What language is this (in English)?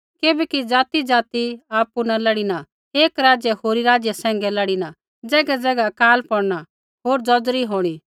Kullu Pahari